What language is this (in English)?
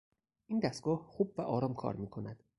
Persian